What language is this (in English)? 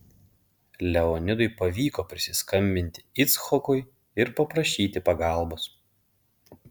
Lithuanian